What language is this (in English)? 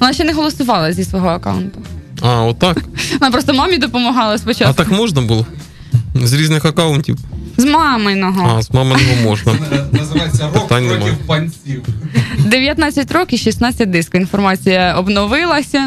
Ukrainian